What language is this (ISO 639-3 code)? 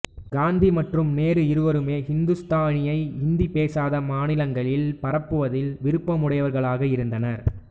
tam